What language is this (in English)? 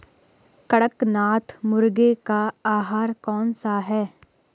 Hindi